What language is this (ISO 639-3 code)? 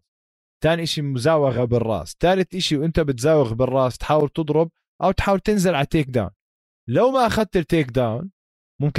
ara